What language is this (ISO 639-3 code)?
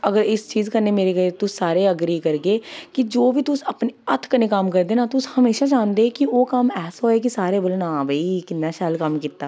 doi